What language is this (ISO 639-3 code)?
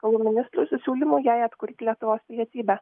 lit